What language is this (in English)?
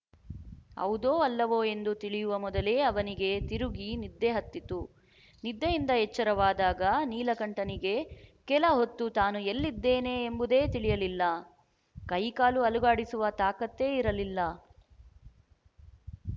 Kannada